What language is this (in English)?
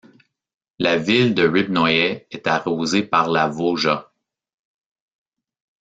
French